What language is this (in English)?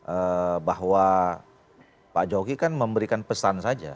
Indonesian